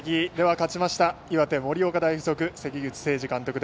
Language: Japanese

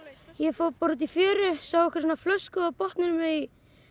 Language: Icelandic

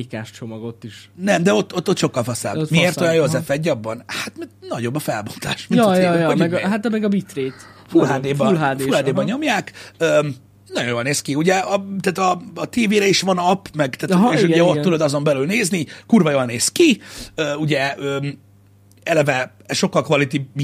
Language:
Hungarian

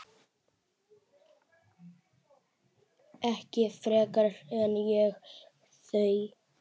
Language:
Icelandic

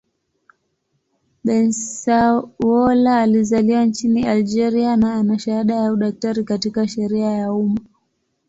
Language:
Swahili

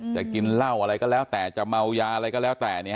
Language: Thai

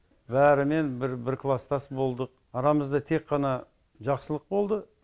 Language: Kazakh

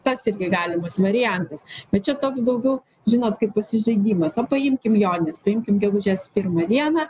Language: Lithuanian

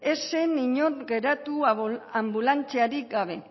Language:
Basque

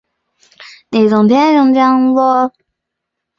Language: Chinese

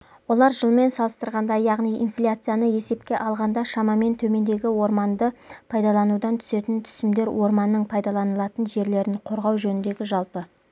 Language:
Kazakh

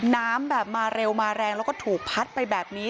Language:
Thai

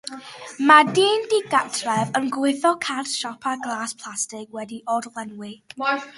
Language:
Welsh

